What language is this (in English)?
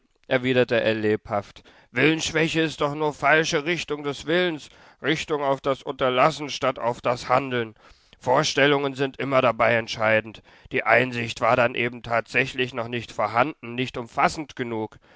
German